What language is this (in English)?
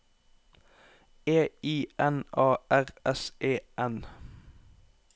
Norwegian